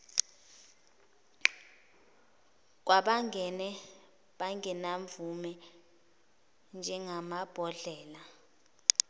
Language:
Zulu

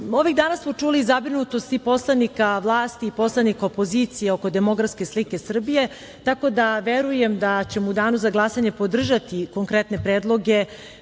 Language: Serbian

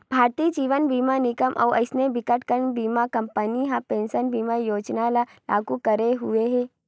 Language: Chhattisgarhi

